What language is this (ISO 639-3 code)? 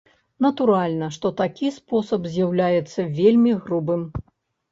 bel